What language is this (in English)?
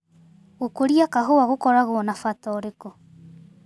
Kikuyu